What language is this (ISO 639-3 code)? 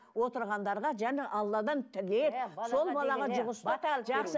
kaz